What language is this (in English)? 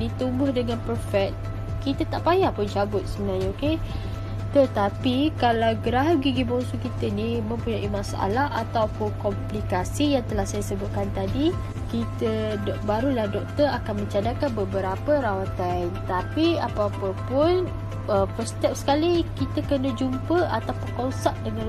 Malay